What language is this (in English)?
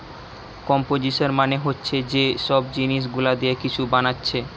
Bangla